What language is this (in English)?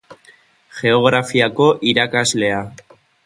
Basque